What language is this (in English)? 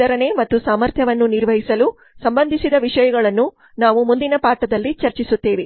Kannada